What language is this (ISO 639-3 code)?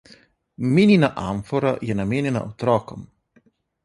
slv